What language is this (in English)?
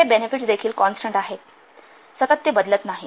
Marathi